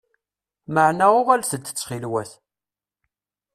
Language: Kabyle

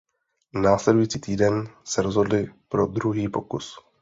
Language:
Czech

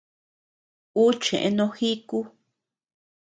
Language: Tepeuxila Cuicatec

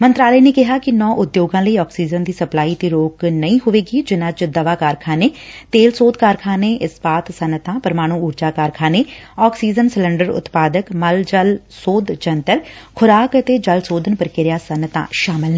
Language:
Punjabi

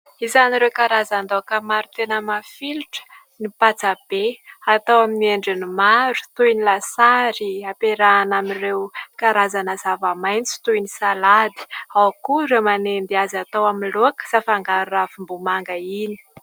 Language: Malagasy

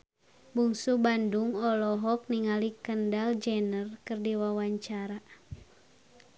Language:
Sundanese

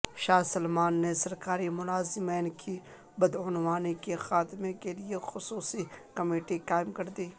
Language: Urdu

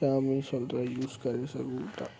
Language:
Sindhi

